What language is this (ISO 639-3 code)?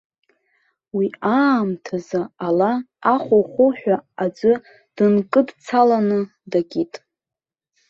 abk